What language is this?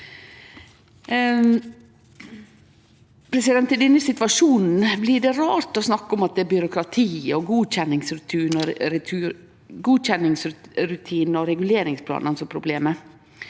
Norwegian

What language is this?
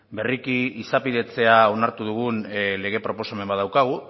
Basque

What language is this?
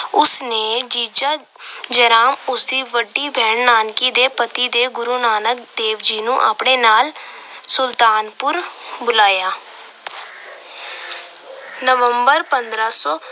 Punjabi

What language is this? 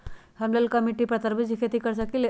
Magahi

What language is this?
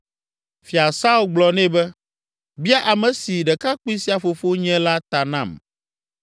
Ewe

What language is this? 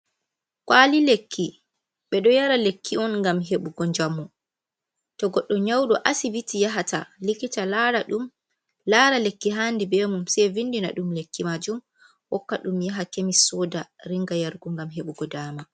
Fula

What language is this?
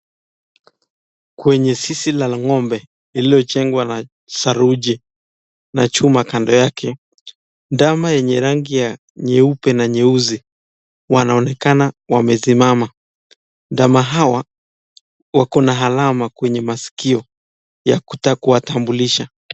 Swahili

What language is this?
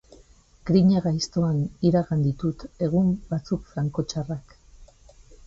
Basque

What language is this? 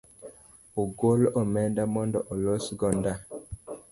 Luo (Kenya and Tanzania)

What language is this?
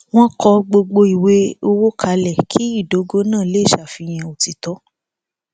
Yoruba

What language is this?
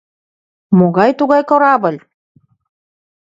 Mari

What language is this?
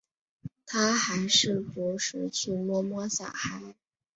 Chinese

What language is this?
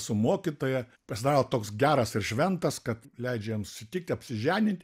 Lithuanian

